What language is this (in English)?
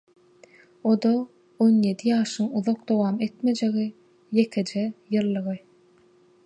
Turkmen